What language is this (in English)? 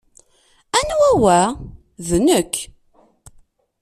Kabyle